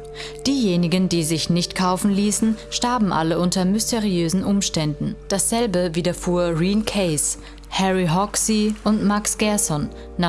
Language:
German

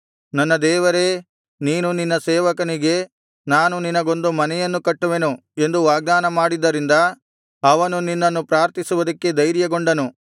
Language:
Kannada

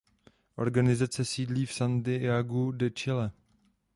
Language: Czech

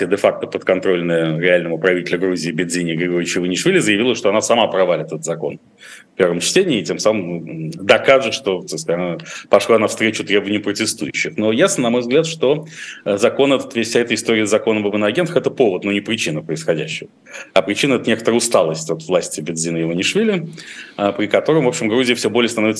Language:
Russian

